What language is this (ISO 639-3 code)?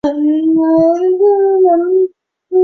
zho